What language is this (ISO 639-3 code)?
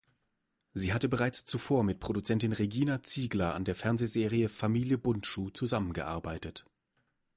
deu